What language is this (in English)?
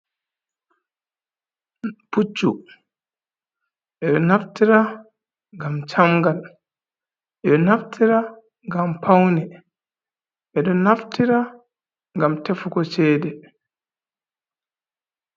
Fula